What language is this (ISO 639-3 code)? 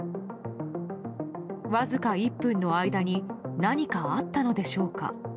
jpn